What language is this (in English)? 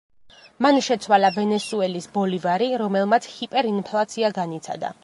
Georgian